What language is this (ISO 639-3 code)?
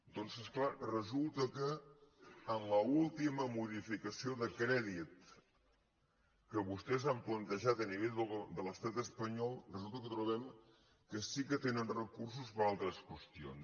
cat